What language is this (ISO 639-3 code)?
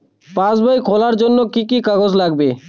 ben